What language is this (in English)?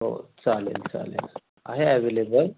Marathi